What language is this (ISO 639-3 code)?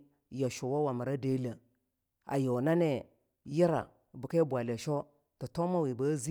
lnu